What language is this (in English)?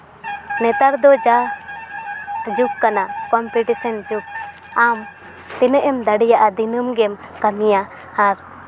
Santali